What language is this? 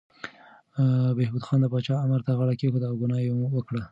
Pashto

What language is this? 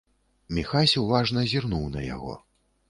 Belarusian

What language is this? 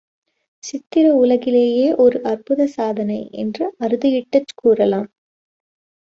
Tamil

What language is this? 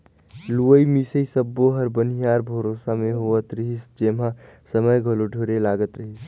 Chhattisgarhi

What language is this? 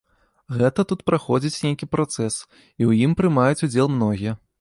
Belarusian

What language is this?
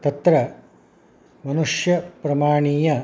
Sanskrit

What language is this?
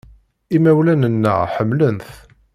Kabyle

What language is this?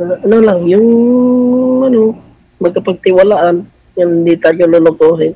Filipino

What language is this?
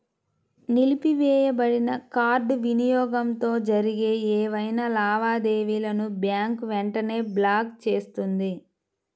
Telugu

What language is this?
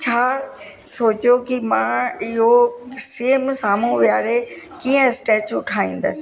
Sindhi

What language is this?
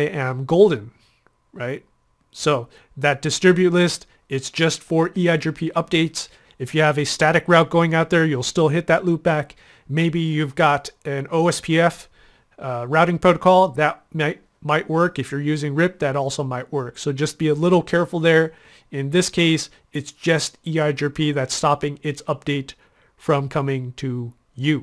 English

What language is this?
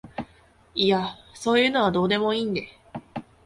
Japanese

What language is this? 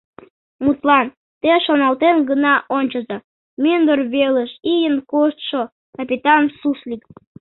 Mari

